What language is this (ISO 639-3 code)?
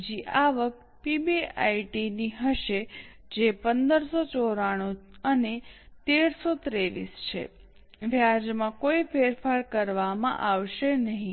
guj